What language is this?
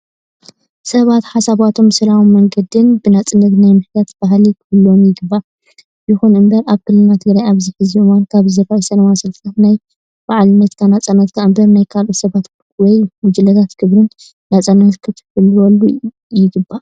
Tigrinya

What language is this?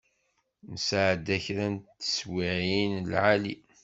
Kabyle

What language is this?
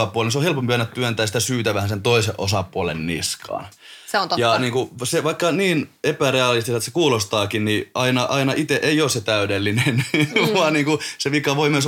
Finnish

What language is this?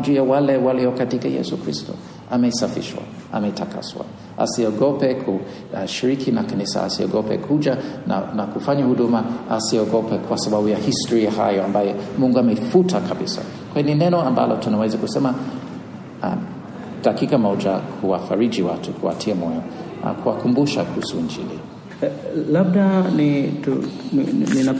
Swahili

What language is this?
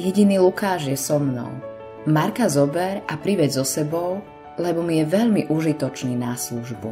Slovak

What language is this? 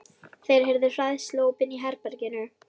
Icelandic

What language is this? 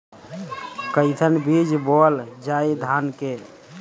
Bhojpuri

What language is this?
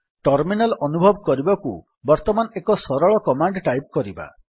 Odia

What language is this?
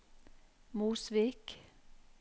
Norwegian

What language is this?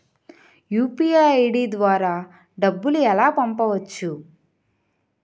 Telugu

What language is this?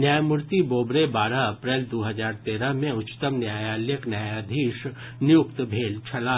Maithili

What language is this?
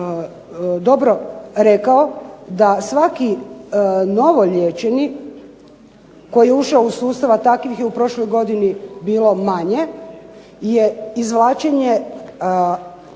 Croatian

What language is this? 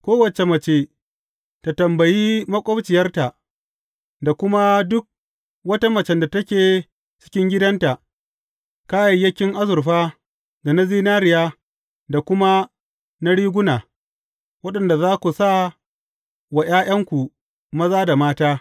Hausa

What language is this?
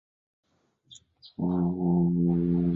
Chinese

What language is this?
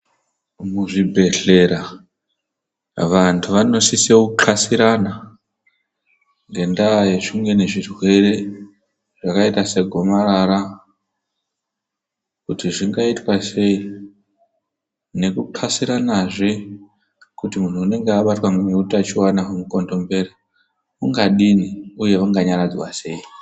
Ndau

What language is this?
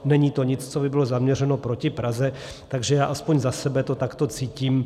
Czech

